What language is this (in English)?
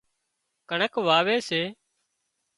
Wadiyara Koli